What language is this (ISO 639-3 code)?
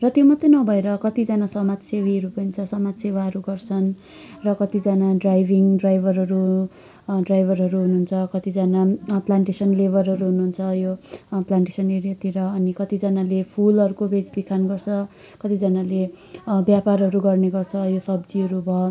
nep